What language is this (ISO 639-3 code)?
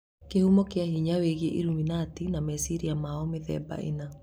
kik